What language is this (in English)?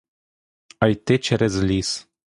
Ukrainian